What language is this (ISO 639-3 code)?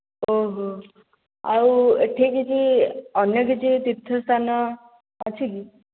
ori